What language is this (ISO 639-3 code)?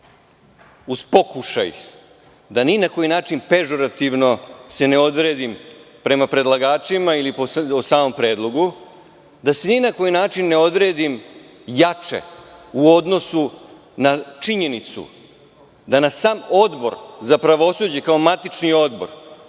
srp